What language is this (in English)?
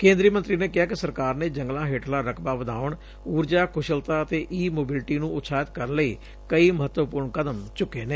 Punjabi